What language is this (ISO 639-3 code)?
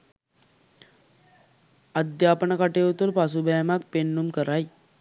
sin